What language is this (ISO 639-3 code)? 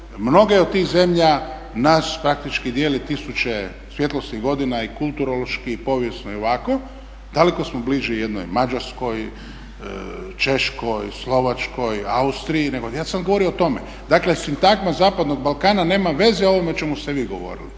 hrv